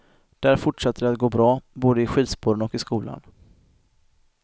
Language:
Swedish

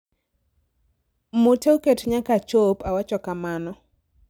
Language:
Luo (Kenya and Tanzania)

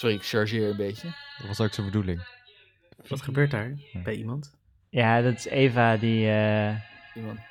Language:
Dutch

